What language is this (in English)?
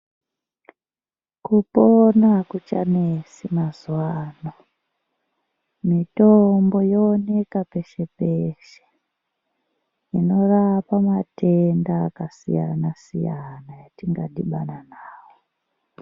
Ndau